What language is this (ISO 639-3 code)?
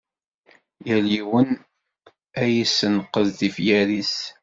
kab